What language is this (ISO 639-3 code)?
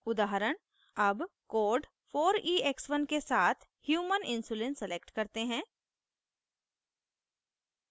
hin